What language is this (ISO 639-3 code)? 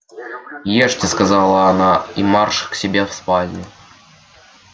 rus